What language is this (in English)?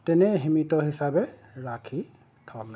Assamese